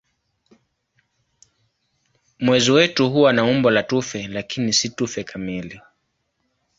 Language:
Swahili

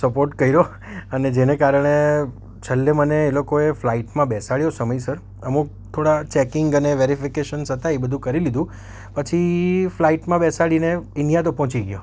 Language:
Gujarati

